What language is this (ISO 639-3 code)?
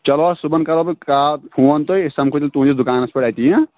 kas